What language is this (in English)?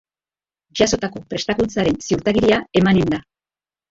Basque